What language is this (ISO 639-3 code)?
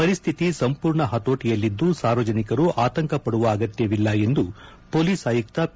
kan